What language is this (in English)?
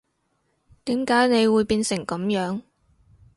Cantonese